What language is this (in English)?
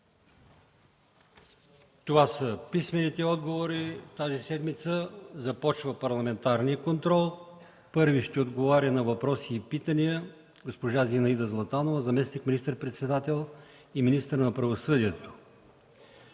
Bulgarian